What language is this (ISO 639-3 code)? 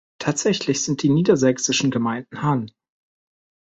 deu